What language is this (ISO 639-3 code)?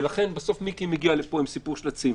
heb